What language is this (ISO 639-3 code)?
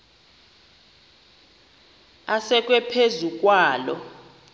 xho